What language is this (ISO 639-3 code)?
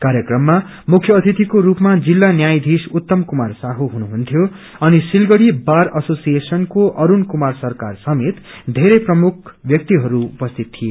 nep